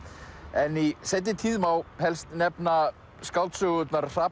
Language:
Icelandic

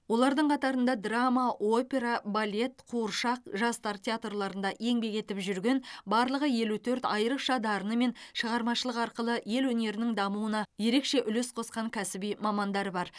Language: Kazakh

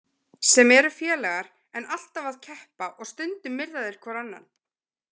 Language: Icelandic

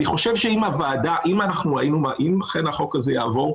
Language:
Hebrew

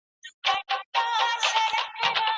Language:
Pashto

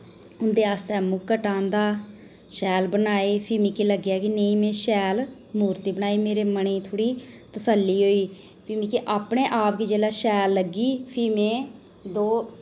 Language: Dogri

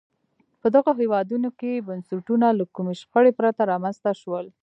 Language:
Pashto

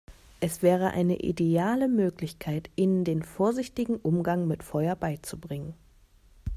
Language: German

